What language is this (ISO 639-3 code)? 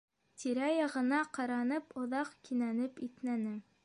bak